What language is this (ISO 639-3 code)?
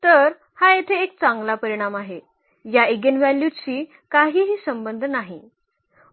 mar